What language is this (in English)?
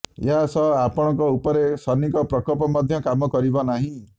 Odia